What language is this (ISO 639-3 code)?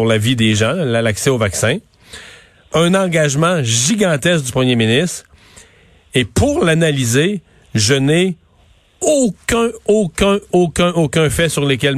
fra